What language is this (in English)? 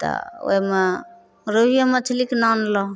Maithili